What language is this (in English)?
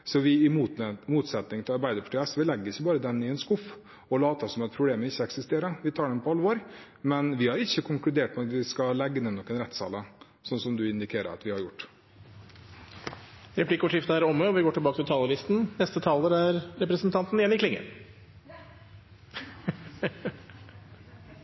Norwegian